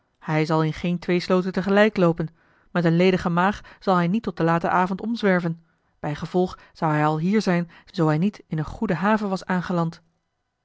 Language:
Dutch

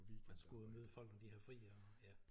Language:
Danish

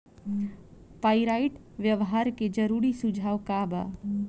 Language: Bhojpuri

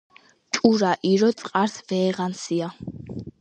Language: Georgian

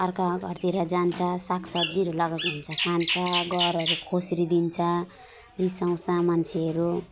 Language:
Nepali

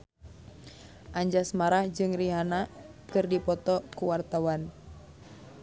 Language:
Sundanese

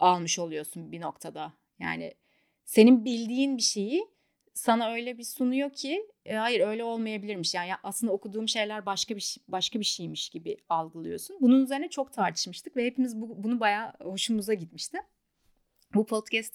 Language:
Turkish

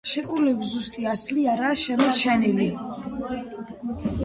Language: Georgian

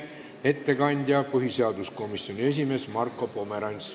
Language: Estonian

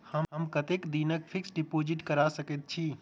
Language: Maithili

